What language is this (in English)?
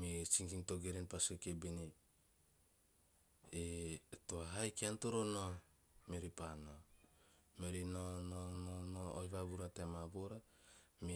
Teop